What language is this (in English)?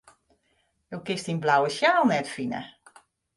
Western Frisian